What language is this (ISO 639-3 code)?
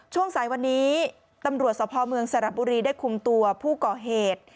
tha